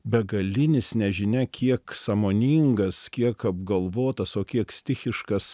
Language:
Lithuanian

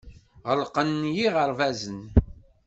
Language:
Kabyle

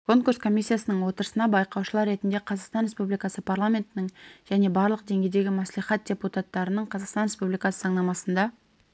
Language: Kazakh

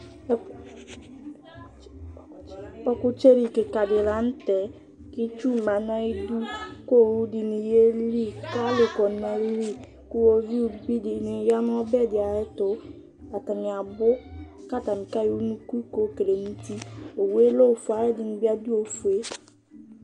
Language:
Ikposo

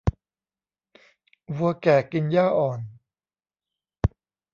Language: Thai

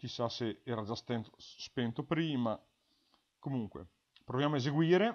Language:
Italian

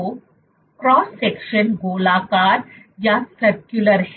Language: Hindi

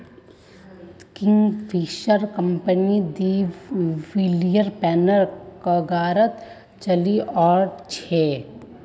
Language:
Magahi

